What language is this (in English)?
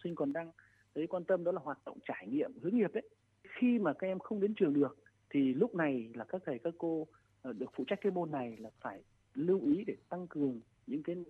Vietnamese